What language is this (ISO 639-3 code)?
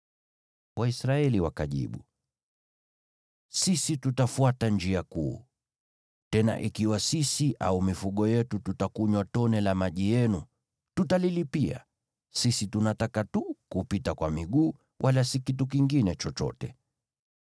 swa